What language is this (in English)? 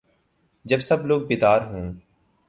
Urdu